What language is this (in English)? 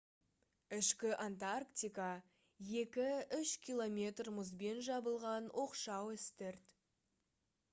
Kazakh